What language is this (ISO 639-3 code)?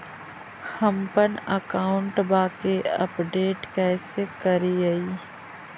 mag